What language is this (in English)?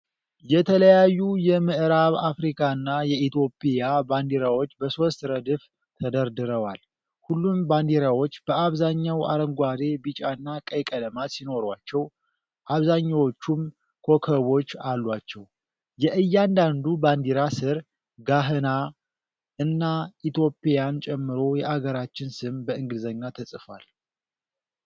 Amharic